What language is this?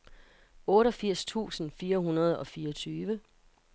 Danish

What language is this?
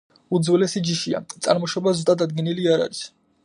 Georgian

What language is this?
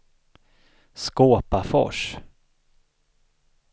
Swedish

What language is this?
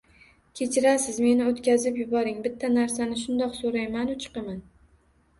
Uzbek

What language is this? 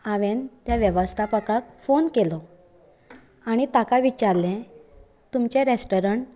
Konkani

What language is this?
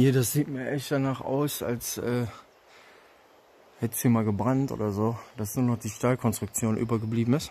German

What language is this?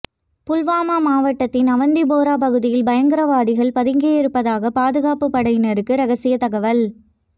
Tamil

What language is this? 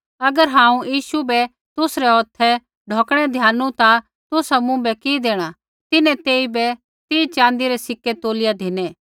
Kullu Pahari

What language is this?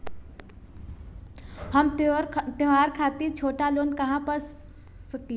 Bhojpuri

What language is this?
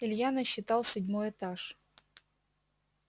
Russian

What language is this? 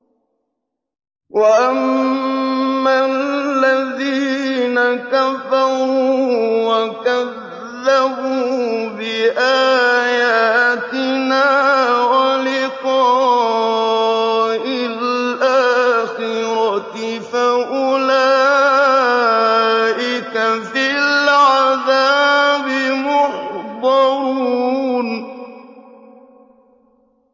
Arabic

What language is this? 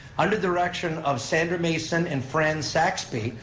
English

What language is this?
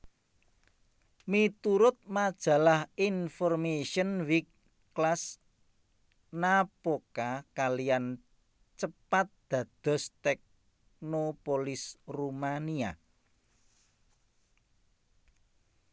Javanese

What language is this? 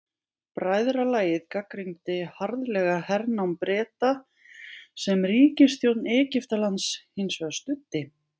Icelandic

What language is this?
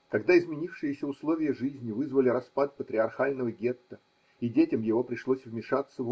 Russian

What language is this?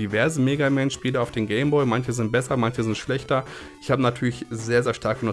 German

